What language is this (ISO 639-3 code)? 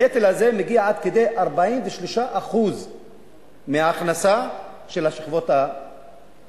heb